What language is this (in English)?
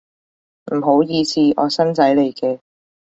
Cantonese